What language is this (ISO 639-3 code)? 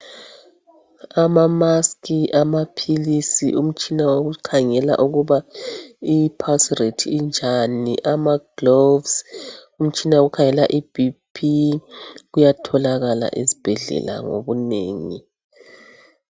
nde